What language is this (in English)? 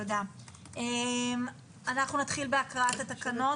Hebrew